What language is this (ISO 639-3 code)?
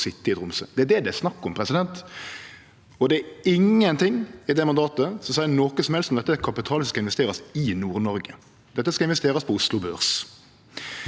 nor